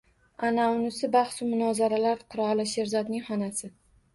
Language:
Uzbek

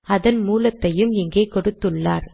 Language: Tamil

